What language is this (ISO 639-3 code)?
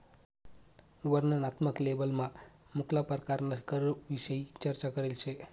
mar